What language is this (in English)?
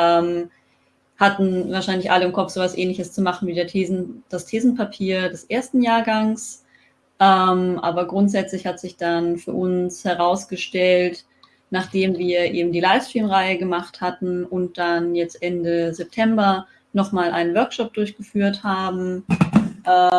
German